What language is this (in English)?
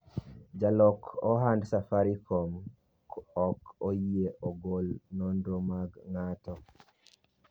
Luo (Kenya and Tanzania)